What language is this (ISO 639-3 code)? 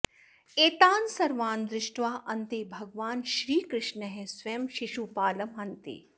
san